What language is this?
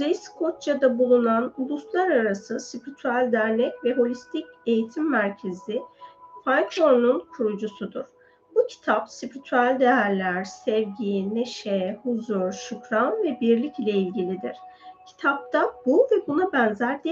Turkish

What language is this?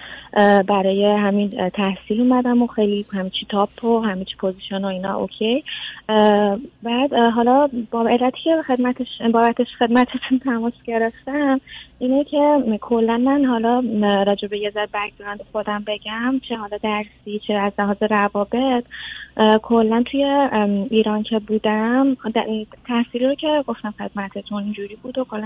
Persian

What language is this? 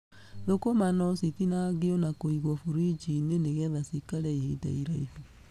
Kikuyu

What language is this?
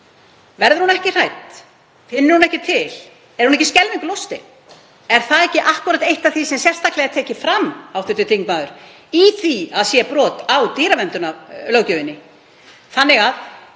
Icelandic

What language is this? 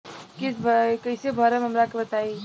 Bhojpuri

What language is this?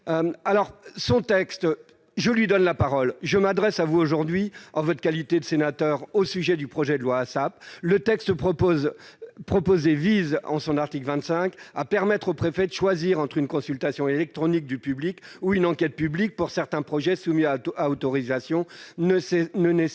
French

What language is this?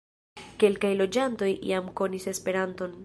Esperanto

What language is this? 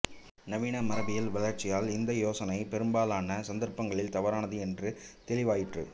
Tamil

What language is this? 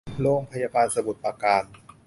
Thai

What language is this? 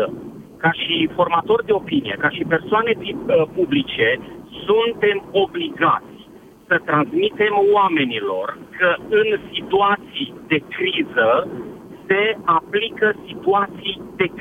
Romanian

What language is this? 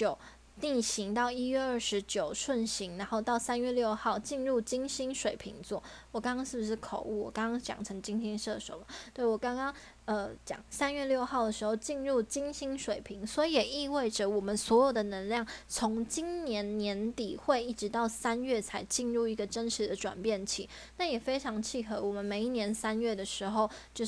Chinese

